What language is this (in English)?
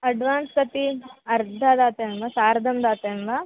Sanskrit